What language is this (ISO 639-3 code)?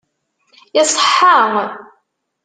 kab